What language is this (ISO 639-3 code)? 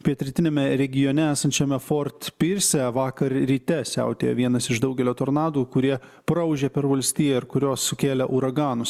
lit